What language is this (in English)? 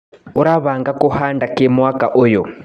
Kikuyu